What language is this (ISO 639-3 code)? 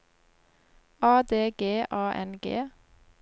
nor